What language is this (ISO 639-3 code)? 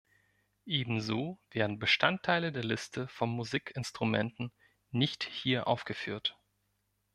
deu